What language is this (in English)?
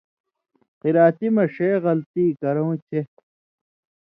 Indus Kohistani